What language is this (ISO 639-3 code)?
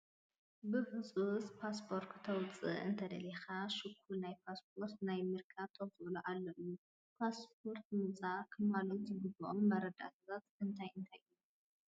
tir